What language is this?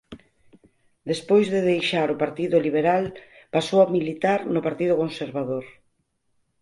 Galician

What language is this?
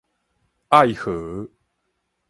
Min Nan Chinese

